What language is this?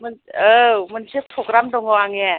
Bodo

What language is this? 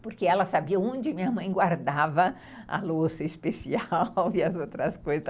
Portuguese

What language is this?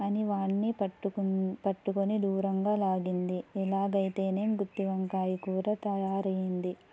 Telugu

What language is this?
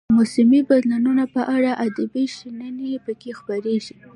Pashto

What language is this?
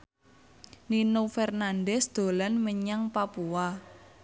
Javanese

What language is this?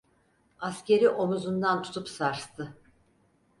Turkish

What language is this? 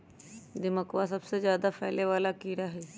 Magahi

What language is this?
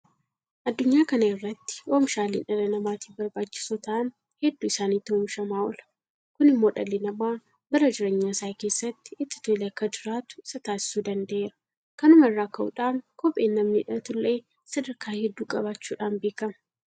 Oromo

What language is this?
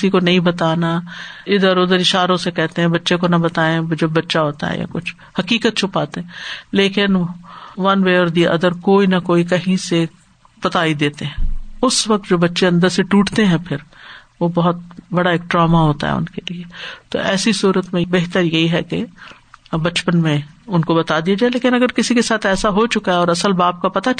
Urdu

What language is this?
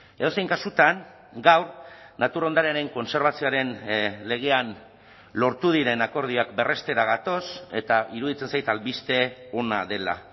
Basque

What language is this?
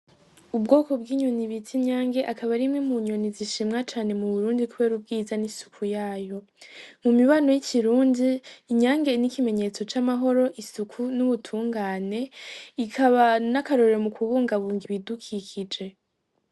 Rundi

